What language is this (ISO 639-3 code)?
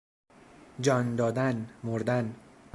fas